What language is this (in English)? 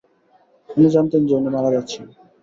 Bangla